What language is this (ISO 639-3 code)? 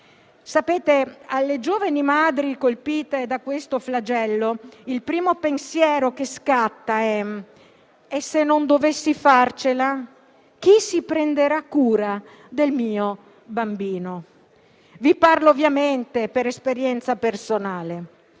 ita